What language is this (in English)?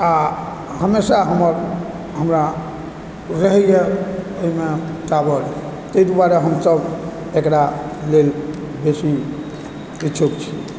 Maithili